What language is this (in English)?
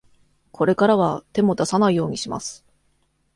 Japanese